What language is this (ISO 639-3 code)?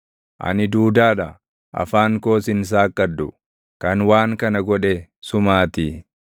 orm